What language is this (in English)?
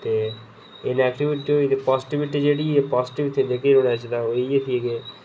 Dogri